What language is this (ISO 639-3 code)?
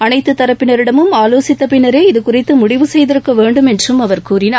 tam